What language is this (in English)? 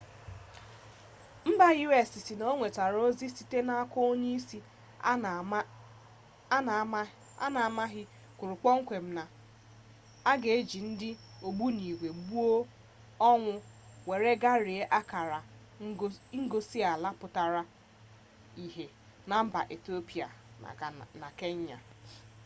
Igbo